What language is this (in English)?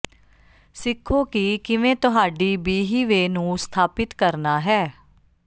Punjabi